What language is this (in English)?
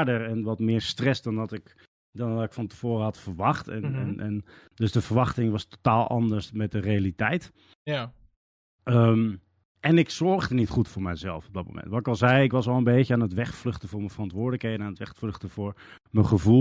Dutch